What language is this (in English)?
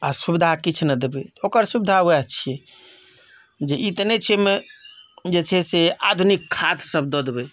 Maithili